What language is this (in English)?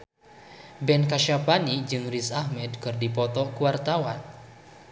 Sundanese